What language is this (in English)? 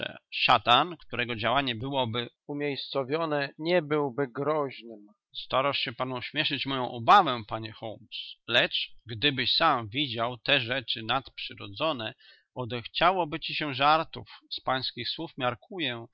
Polish